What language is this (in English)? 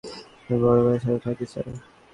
Bangla